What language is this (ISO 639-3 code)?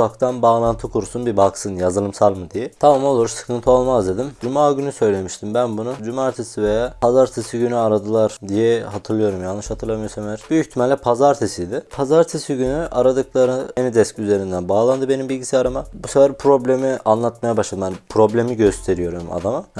tur